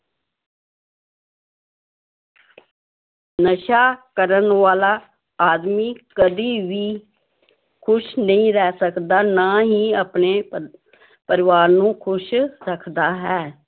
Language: Punjabi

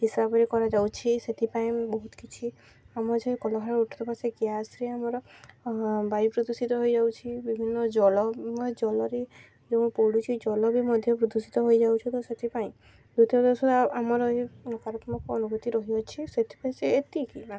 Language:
Odia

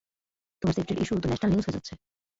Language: Bangla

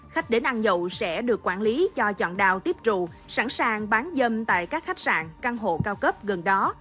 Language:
Vietnamese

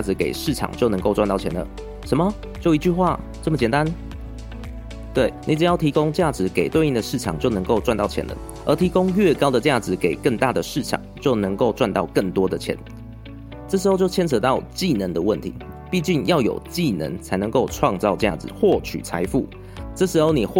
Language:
Chinese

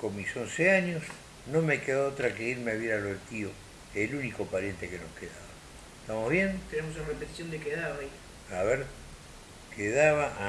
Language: Spanish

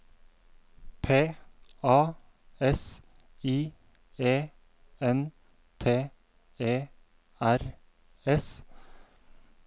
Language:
Norwegian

